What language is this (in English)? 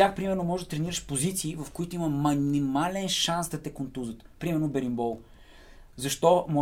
Bulgarian